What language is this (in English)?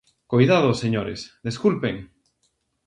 Galician